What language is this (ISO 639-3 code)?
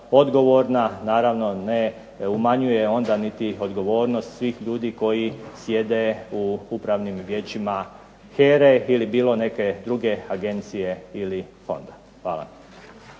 hrv